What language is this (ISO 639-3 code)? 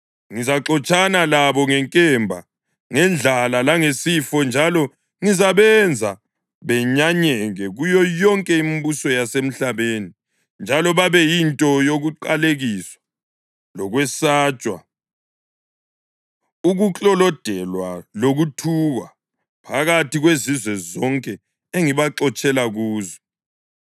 nde